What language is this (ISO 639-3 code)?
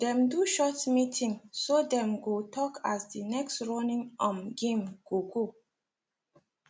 pcm